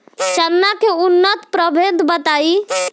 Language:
Bhojpuri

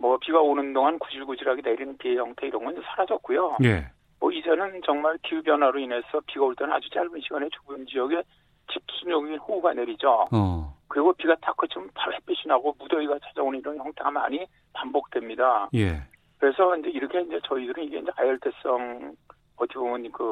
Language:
Korean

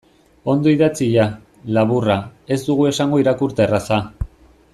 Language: Basque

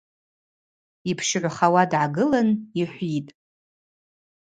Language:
Abaza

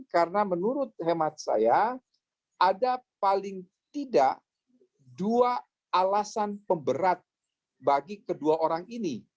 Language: Indonesian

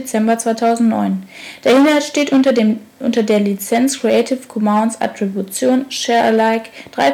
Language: German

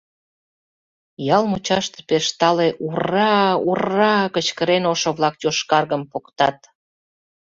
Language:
Mari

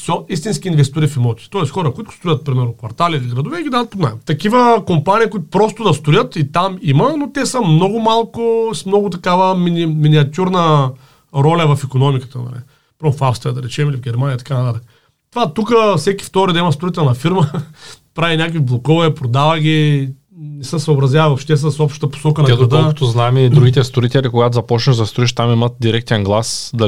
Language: Bulgarian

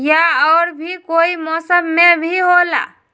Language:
Magahi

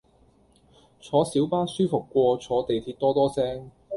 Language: Cantonese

